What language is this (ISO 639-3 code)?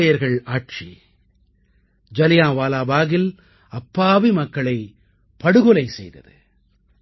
tam